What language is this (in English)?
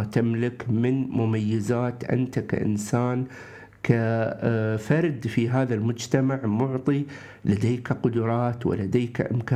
Arabic